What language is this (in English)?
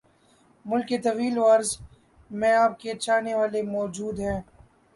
Urdu